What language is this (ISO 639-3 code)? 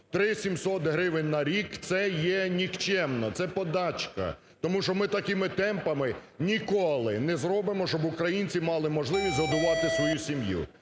ukr